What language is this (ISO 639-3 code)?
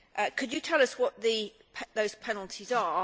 eng